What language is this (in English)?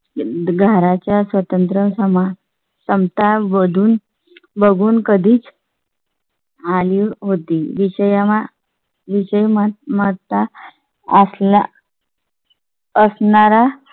Marathi